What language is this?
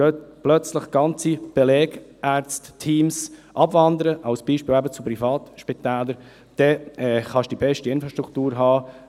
Swiss German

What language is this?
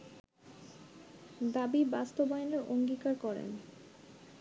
Bangla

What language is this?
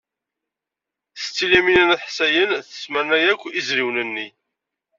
Kabyle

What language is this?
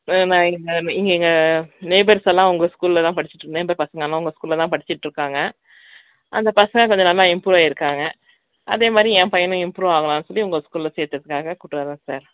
Tamil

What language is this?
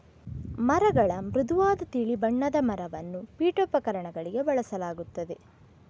Kannada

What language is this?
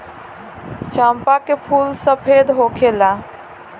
Bhojpuri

